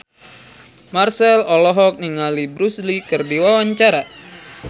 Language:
Sundanese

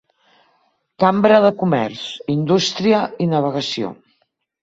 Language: Catalan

